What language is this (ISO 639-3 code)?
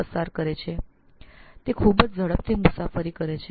guj